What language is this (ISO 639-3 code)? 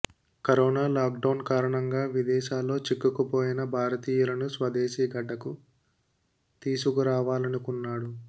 tel